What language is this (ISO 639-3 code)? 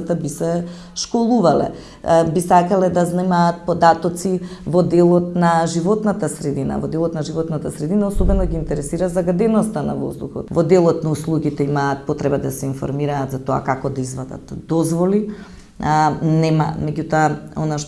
mkd